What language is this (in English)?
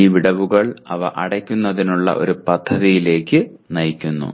Malayalam